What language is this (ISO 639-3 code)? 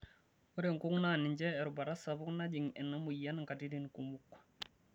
mas